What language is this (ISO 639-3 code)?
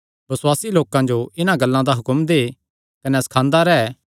xnr